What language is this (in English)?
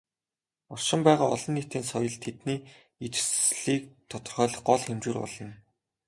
Mongolian